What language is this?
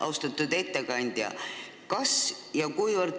Estonian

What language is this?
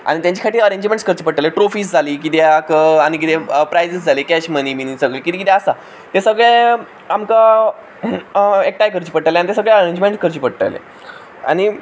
Konkani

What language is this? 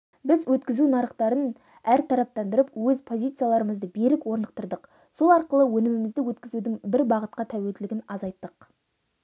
Kazakh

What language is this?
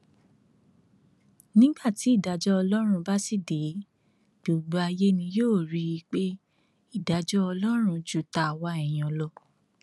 Yoruba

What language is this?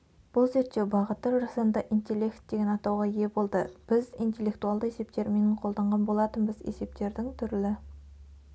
Kazakh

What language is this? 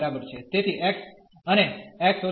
Gujarati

